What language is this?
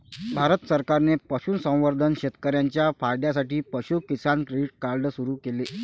Marathi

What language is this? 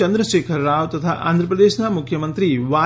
Gujarati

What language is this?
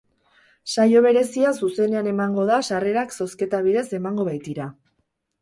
Basque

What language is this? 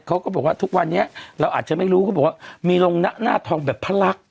Thai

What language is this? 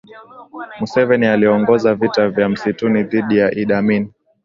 Swahili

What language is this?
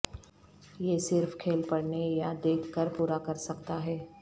Urdu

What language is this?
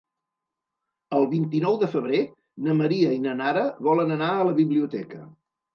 Catalan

